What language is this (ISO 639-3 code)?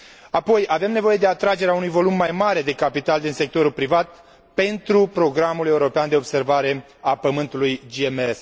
ron